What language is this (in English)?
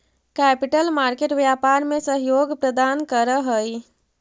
Magahi